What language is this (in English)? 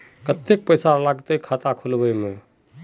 Magahi